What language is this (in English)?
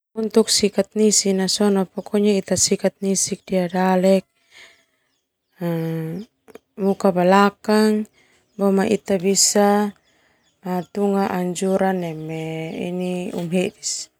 Termanu